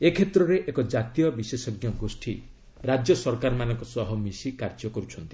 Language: Odia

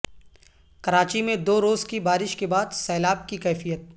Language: Urdu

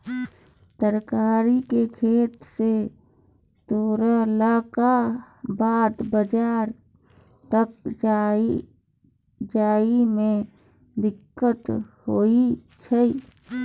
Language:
Maithili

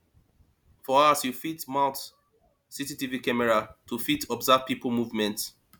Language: Nigerian Pidgin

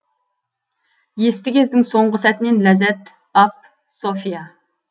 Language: Kazakh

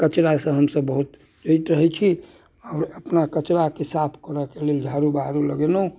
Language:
Maithili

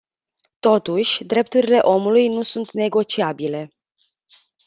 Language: Romanian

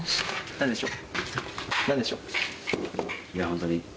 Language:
Japanese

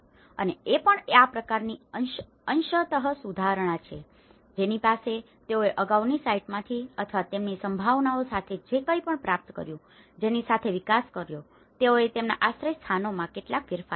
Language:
Gujarati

